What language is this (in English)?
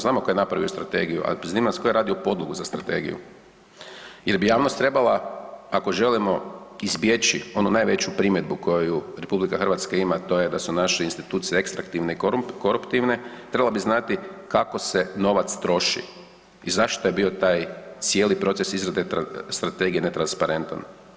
Croatian